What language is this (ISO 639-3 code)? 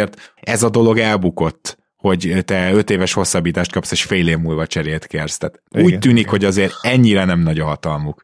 hun